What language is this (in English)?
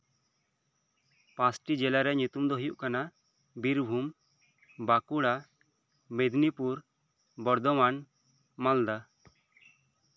Santali